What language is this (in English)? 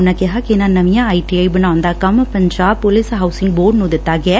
Punjabi